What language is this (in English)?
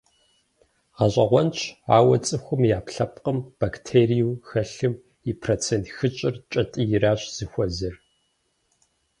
Kabardian